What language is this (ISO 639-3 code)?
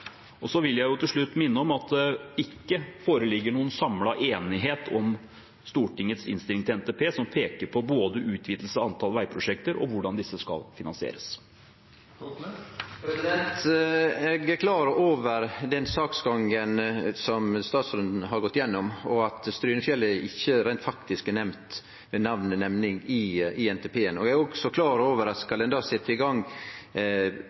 nor